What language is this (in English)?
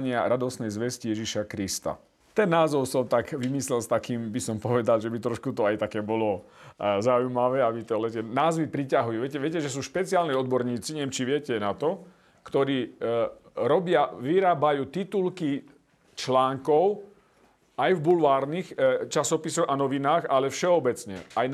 Slovak